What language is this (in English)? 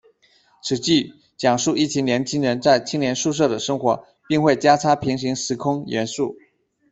Chinese